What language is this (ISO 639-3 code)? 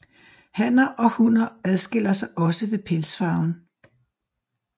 dan